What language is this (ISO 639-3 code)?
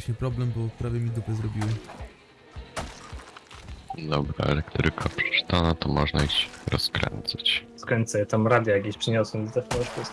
pol